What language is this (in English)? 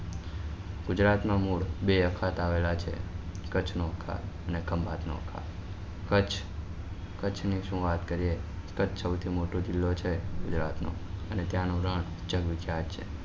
Gujarati